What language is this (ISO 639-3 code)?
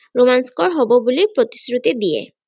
asm